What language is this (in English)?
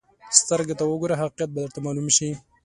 Pashto